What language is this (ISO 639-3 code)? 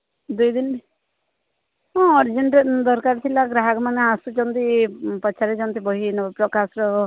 ori